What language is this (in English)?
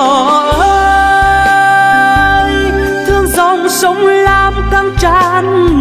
Vietnamese